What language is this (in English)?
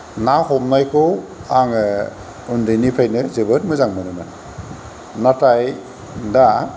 Bodo